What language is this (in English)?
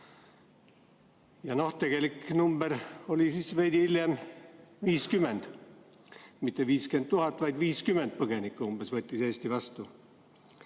Estonian